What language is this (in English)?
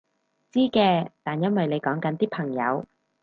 Cantonese